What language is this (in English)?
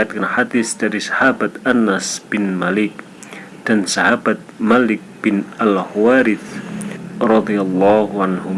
Indonesian